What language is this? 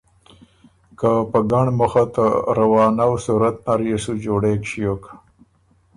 Ormuri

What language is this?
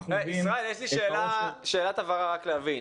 Hebrew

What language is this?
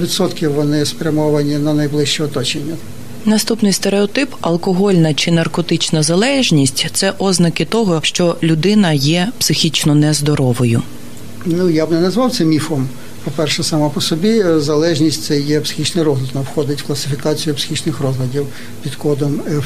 Ukrainian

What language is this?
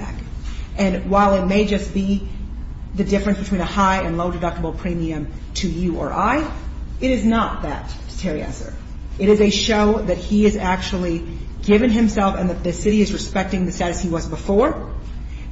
English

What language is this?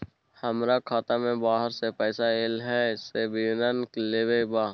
Maithili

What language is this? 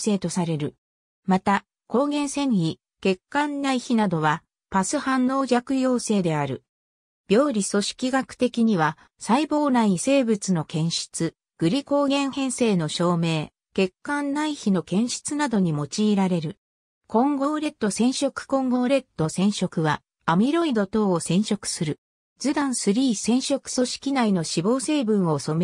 Japanese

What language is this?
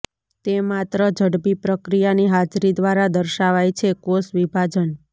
Gujarati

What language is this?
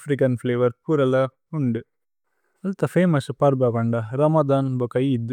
Tulu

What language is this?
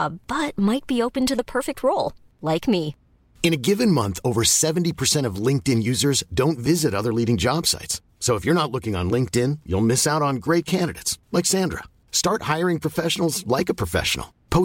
Filipino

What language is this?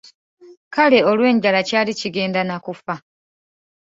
Ganda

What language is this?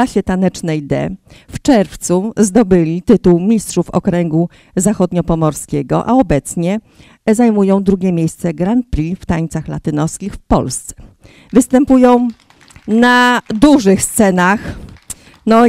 Polish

